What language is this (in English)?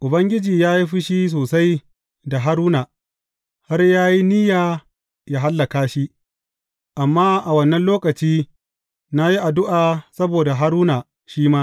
Hausa